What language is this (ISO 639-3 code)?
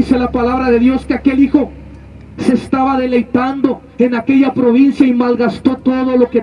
spa